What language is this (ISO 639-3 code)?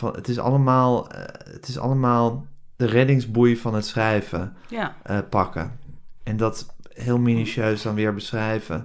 nld